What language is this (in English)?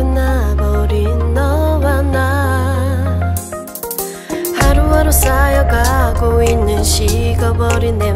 Vietnamese